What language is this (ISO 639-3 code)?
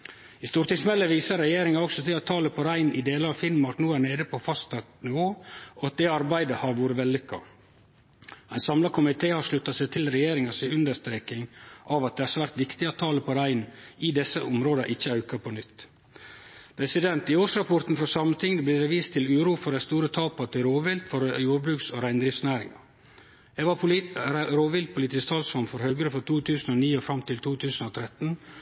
nno